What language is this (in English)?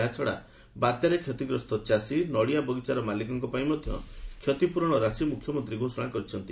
Odia